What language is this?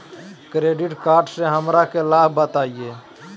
Magahi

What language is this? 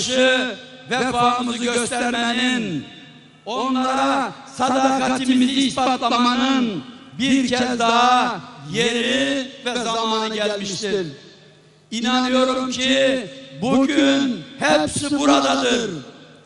Turkish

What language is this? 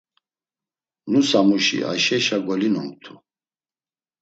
Laz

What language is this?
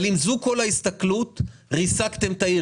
Hebrew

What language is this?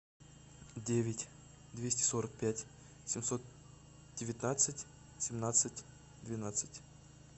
Russian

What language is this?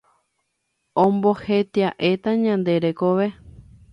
Guarani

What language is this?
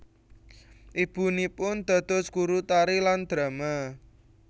Javanese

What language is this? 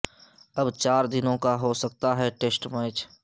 Urdu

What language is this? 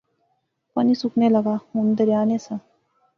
Pahari-Potwari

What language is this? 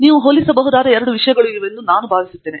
Kannada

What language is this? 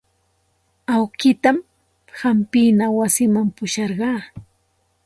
Santa Ana de Tusi Pasco Quechua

